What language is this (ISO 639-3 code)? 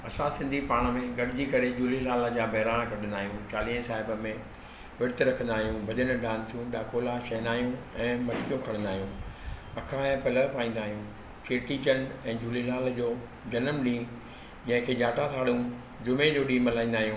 snd